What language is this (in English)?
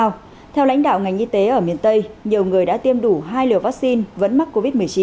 Vietnamese